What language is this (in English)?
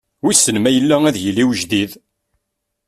Kabyle